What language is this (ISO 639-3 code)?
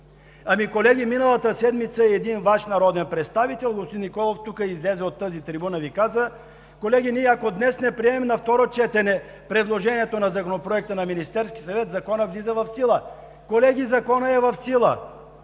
bul